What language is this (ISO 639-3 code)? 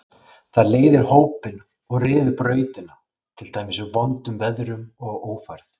isl